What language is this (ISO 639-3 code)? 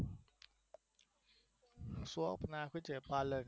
guj